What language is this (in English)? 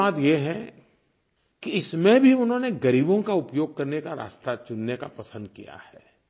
Hindi